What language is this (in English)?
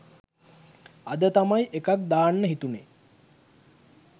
Sinhala